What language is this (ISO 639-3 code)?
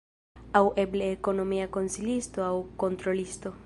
epo